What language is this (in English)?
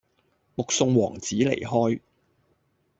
Cantonese